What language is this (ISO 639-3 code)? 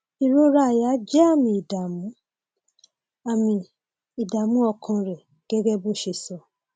yor